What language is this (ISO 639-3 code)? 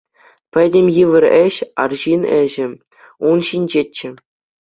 chv